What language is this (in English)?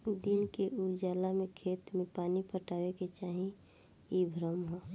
Bhojpuri